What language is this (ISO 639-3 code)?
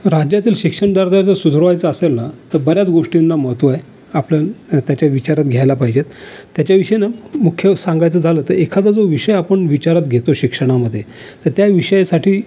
mar